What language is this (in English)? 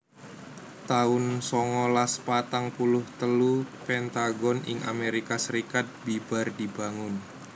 Javanese